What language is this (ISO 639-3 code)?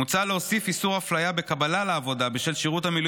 heb